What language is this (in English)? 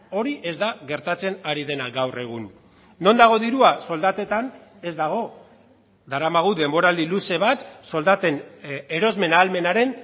Basque